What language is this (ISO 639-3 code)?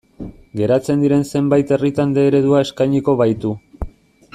eus